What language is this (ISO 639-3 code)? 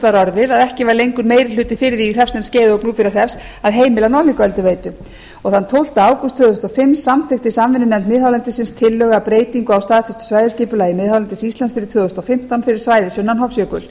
isl